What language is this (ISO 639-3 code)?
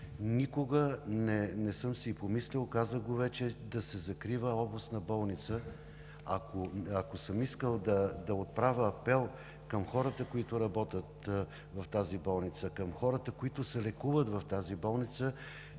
bul